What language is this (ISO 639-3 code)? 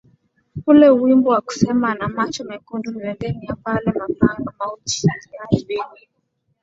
swa